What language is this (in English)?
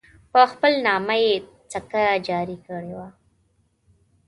Pashto